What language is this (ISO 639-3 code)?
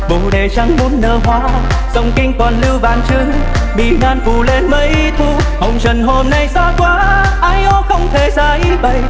vie